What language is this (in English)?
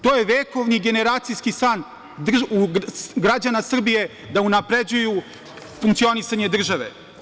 Serbian